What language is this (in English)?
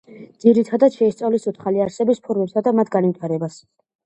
Georgian